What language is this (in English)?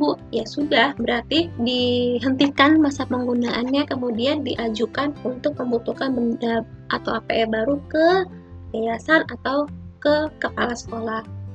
Indonesian